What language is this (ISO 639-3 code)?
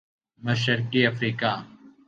urd